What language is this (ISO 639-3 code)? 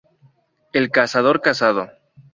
spa